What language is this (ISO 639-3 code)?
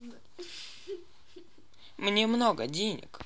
rus